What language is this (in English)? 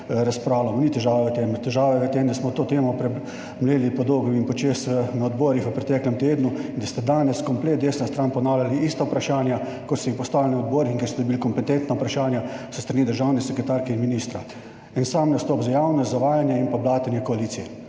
Slovenian